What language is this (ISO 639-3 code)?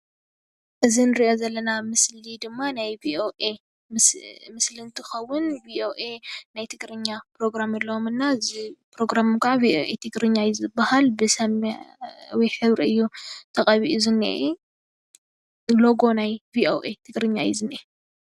tir